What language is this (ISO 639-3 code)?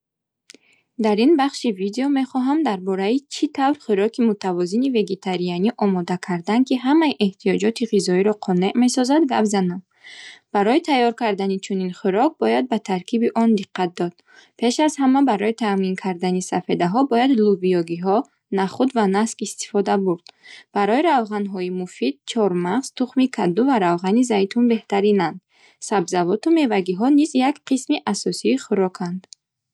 bhh